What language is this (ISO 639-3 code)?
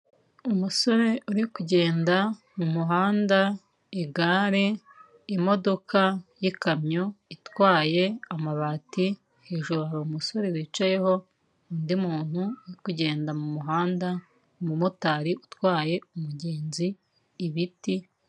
kin